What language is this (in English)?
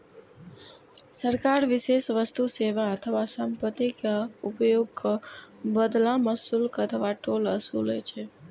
Maithili